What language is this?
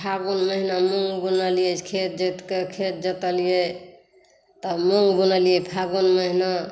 Maithili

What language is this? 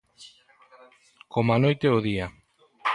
Galician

